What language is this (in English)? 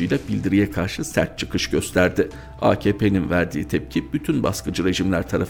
Turkish